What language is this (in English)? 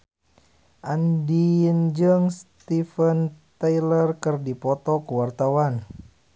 Sundanese